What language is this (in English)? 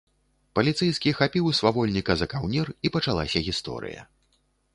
Belarusian